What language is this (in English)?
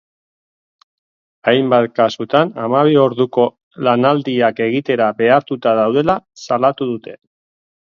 Basque